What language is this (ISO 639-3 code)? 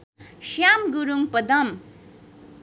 nep